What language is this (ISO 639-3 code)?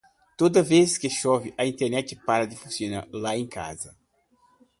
por